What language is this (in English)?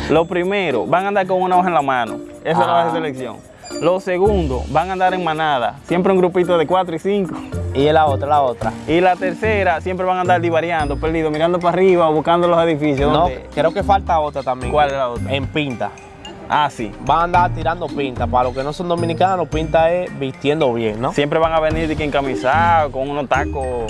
Spanish